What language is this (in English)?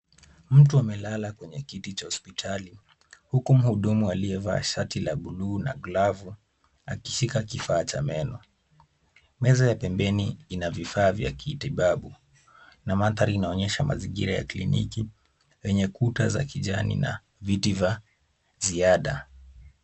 Swahili